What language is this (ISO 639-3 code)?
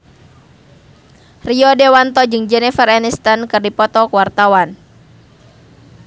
sun